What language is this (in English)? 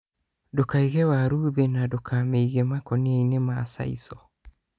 Kikuyu